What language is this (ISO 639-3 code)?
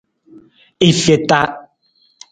nmz